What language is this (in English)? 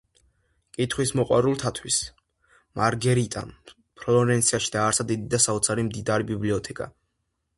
Georgian